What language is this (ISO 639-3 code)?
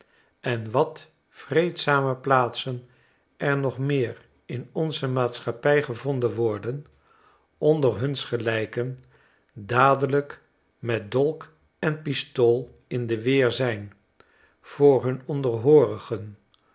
nld